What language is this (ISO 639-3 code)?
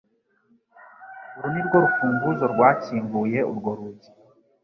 kin